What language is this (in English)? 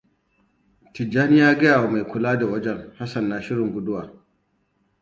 Hausa